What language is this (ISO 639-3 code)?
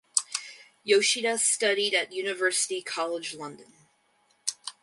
eng